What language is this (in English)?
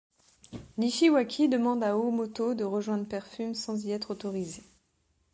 French